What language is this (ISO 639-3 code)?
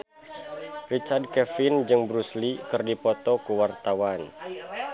sun